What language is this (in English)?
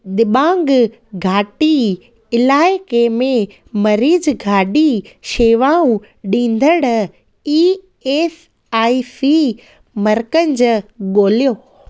Sindhi